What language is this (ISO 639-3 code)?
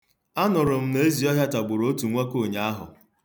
ibo